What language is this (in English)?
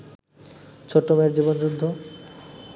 Bangla